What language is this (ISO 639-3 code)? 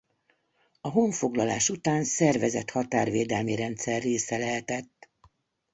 hun